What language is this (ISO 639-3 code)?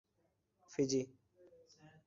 urd